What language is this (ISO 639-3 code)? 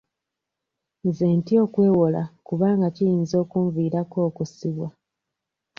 lug